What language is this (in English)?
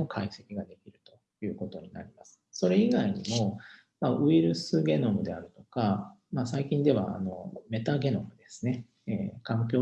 Japanese